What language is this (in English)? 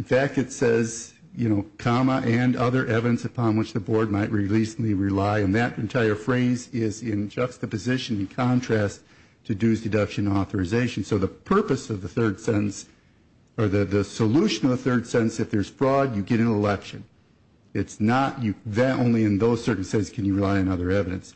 English